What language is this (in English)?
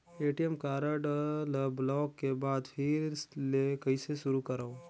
Chhattisgarhi